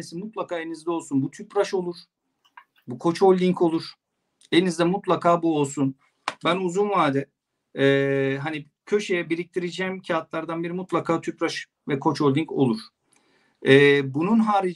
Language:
Turkish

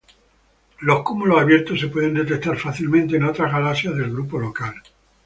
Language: Spanish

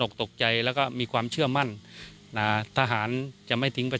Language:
Thai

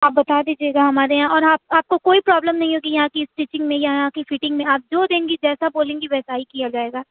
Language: Urdu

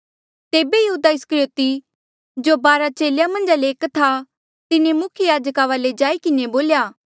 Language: Mandeali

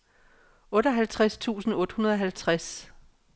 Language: Danish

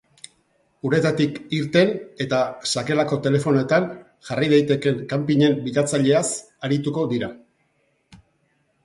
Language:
Basque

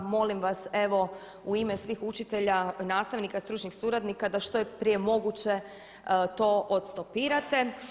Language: Croatian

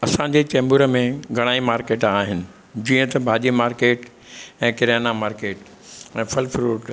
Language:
Sindhi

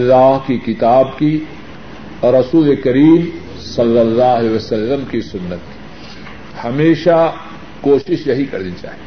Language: Urdu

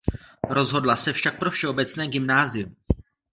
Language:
Czech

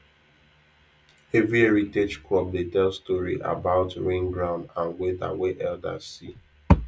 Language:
Nigerian Pidgin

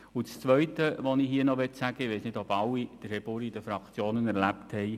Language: Swiss German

